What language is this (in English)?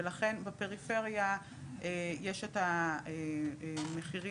Hebrew